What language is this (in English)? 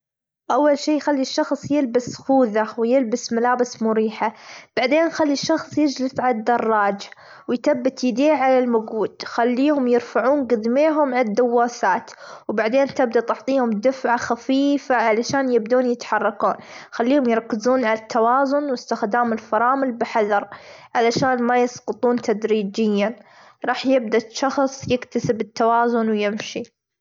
Gulf Arabic